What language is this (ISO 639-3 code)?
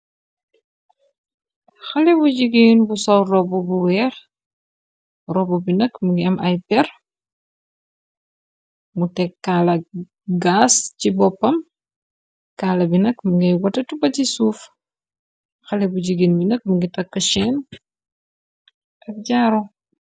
wol